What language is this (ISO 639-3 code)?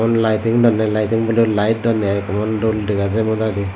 ccp